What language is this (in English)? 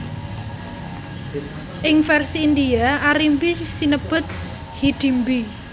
Javanese